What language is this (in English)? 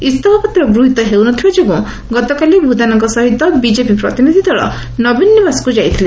Odia